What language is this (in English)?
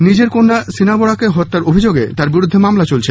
Bangla